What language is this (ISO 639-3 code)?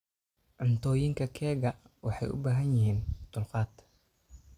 som